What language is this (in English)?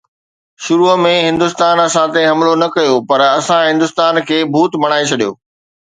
Sindhi